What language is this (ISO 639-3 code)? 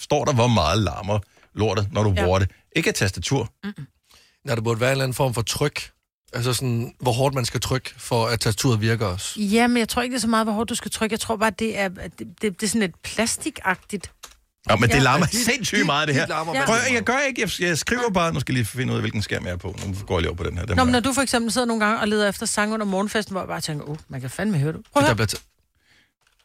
dan